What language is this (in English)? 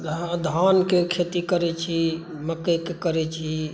Maithili